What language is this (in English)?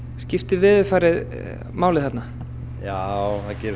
Icelandic